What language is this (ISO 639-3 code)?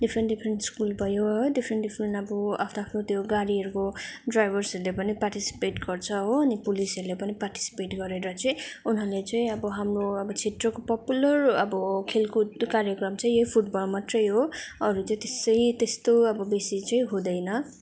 nep